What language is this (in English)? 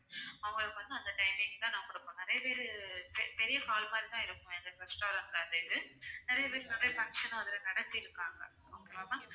Tamil